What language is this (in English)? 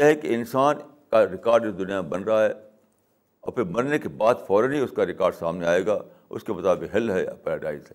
Urdu